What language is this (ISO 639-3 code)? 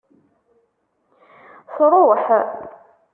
kab